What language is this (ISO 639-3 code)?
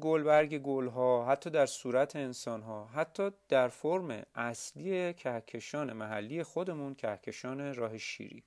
fas